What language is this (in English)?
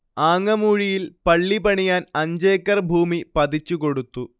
Malayalam